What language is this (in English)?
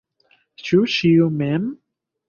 Esperanto